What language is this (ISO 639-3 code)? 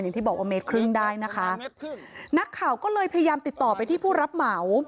tha